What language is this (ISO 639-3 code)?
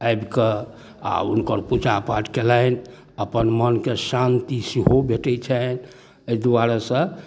mai